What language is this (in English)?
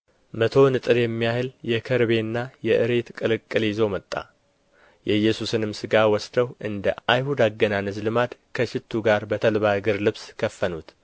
Amharic